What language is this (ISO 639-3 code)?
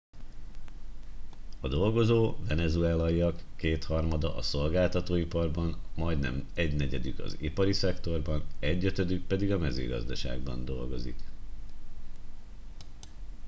hun